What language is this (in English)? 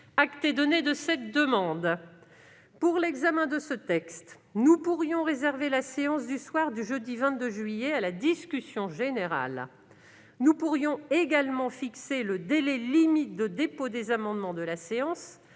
French